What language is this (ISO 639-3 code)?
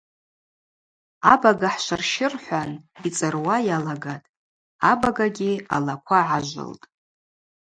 abq